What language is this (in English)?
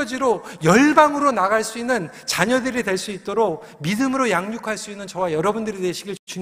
Korean